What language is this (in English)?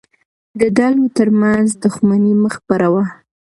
Pashto